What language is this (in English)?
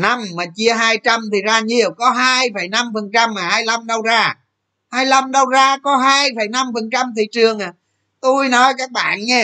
Vietnamese